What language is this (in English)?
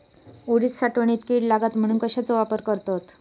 Marathi